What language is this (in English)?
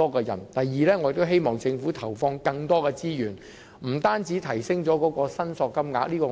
Cantonese